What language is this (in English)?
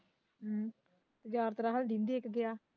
Punjabi